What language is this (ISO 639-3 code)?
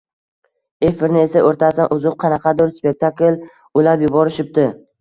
uzb